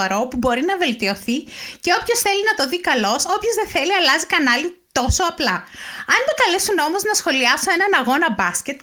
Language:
Greek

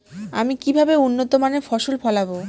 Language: Bangla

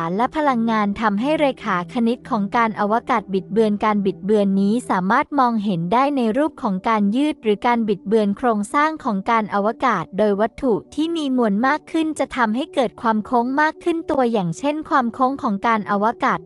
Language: Thai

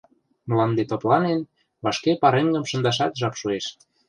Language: Mari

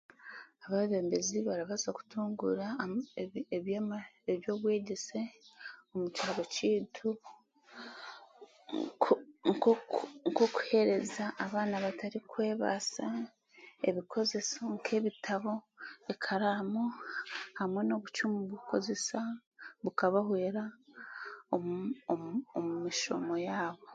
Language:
Chiga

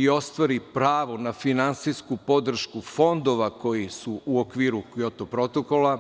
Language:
Serbian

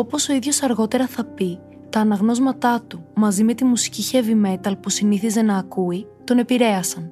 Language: Greek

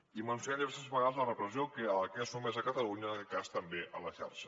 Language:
Catalan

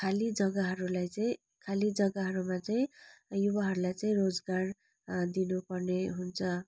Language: Nepali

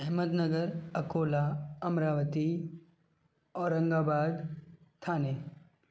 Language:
Sindhi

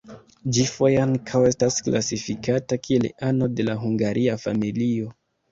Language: Esperanto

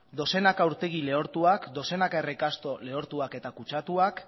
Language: Basque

